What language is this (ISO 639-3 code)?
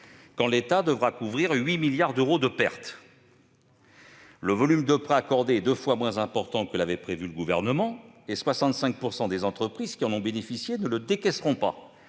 fra